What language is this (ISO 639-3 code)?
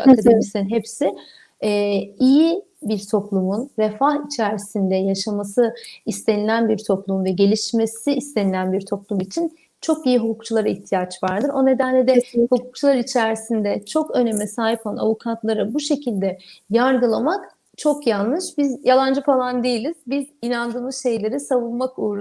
tur